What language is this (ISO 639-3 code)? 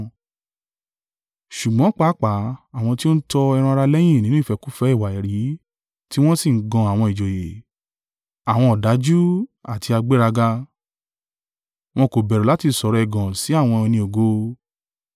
yor